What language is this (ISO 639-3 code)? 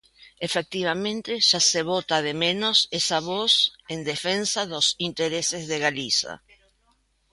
glg